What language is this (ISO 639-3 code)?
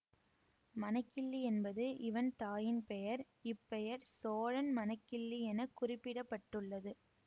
tam